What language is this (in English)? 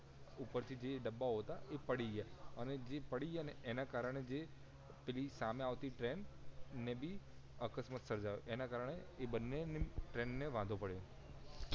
Gujarati